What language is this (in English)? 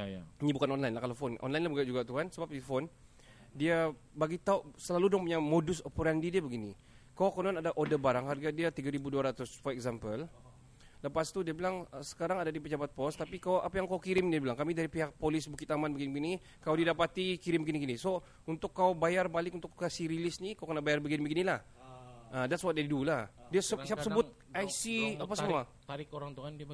Malay